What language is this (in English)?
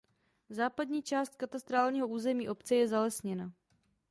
Czech